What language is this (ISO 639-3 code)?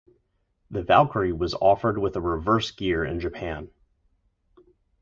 eng